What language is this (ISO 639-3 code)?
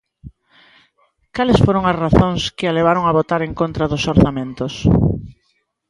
glg